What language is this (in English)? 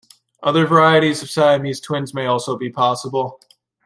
English